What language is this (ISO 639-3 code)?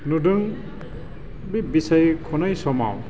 brx